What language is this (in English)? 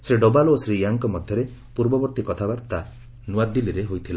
Odia